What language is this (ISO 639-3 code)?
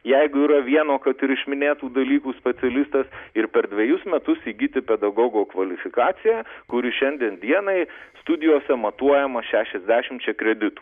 lit